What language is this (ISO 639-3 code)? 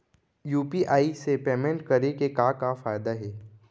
hne